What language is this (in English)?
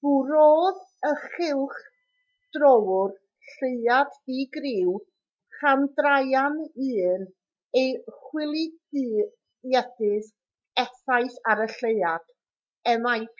Welsh